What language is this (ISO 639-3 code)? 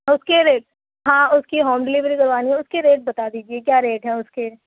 urd